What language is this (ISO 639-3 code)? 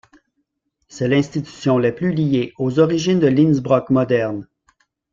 fra